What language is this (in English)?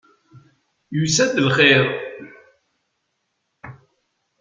Kabyle